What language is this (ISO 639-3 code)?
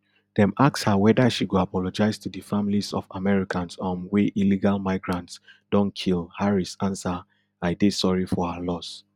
pcm